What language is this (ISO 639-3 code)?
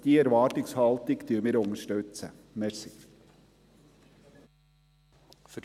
gsw